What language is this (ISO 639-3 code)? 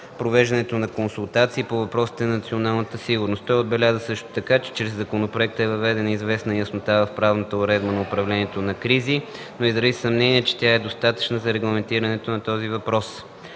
bul